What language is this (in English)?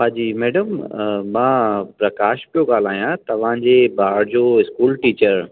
Sindhi